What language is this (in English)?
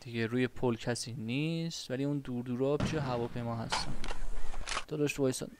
Persian